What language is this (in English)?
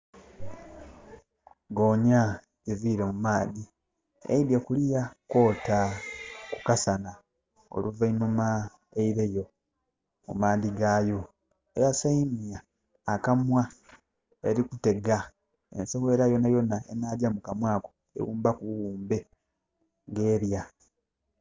Soga